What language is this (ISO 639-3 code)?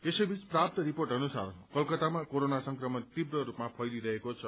nep